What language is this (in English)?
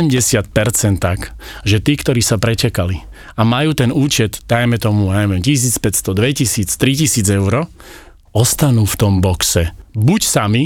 Slovak